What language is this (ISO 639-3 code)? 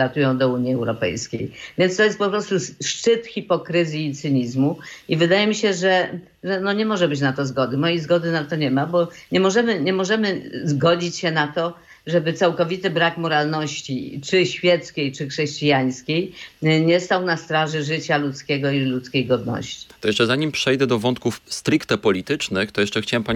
pol